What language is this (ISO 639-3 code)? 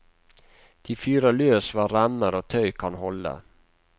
nor